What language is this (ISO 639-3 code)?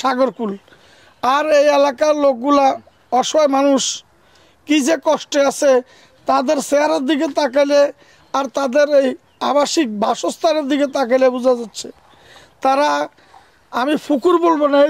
ara